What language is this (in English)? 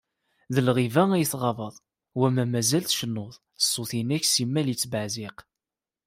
Kabyle